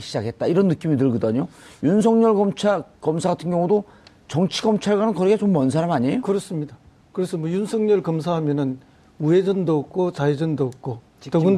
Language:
Korean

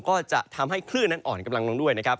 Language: Thai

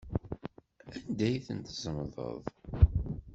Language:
Kabyle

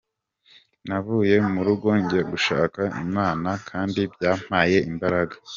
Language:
Kinyarwanda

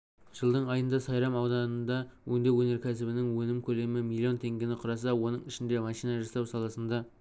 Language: Kazakh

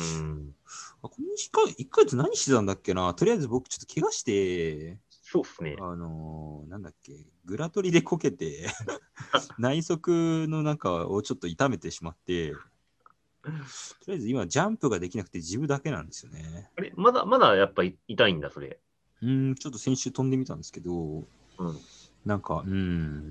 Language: Japanese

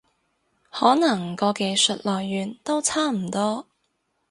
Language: Cantonese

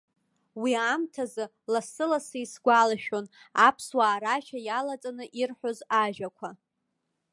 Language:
Abkhazian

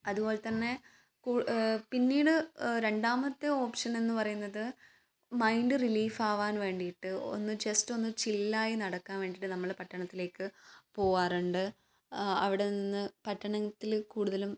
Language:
Malayalam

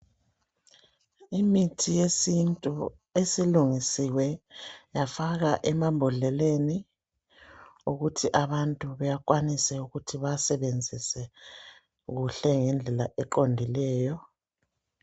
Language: North Ndebele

